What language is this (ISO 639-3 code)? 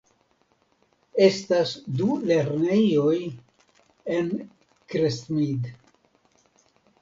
epo